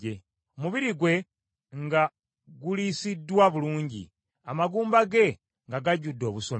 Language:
Ganda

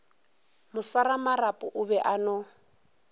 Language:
Northern Sotho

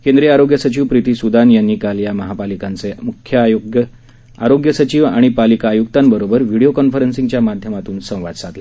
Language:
Marathi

